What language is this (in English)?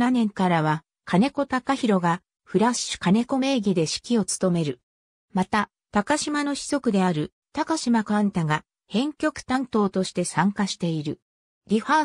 Japanese